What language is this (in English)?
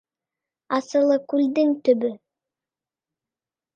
Bashkir